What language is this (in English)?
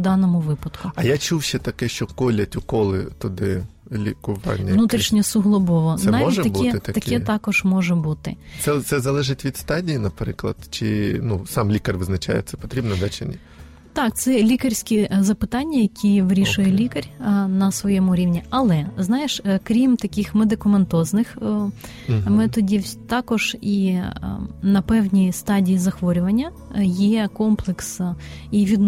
Ukrainian